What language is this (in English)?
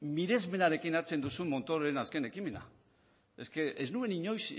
Basque